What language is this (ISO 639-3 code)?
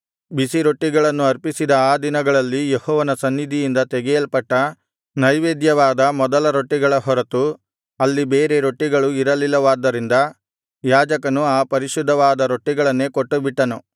kan